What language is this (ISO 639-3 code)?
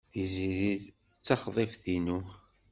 kab